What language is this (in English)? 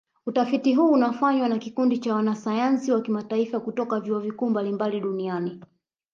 Swahili